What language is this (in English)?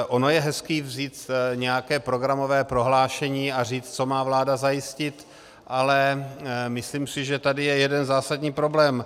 Czech